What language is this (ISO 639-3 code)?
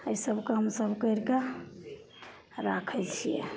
mai